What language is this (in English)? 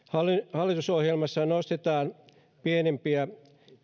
Finnish